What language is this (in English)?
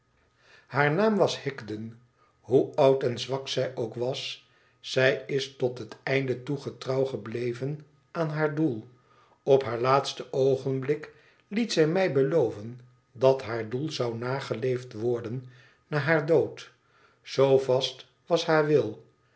Dutch